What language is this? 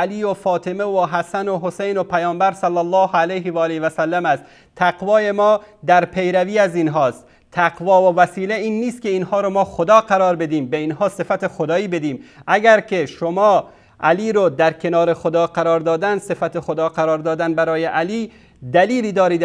Persian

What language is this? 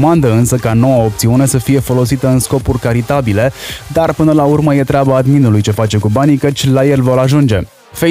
Romanian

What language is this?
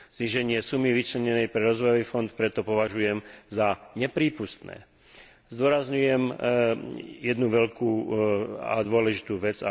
Slovak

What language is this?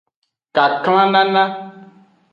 Aja (Benin)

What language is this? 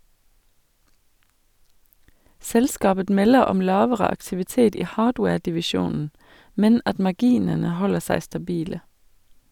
Norwegian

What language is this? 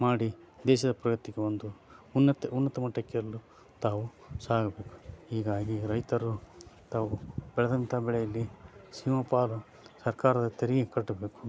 Kannada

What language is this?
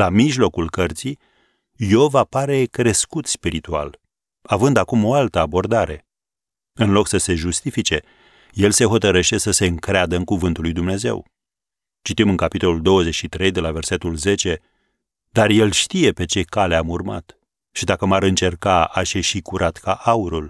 Romanian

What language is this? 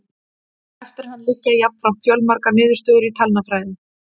Icelandic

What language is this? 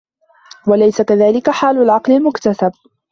Arabic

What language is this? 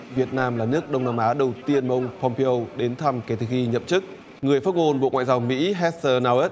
Vietnamese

